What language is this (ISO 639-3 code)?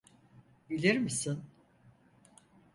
tur